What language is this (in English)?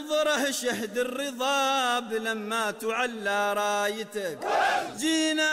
Arabic